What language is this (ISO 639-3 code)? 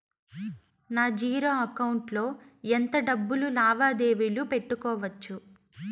tel